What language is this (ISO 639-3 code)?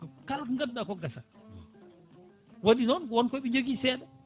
ful